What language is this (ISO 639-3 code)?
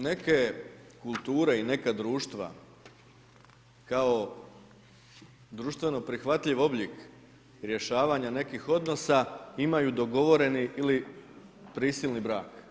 hrv